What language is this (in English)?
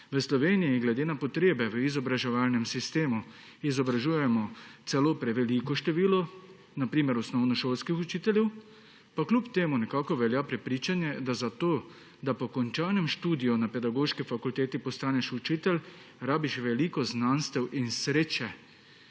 Slovenian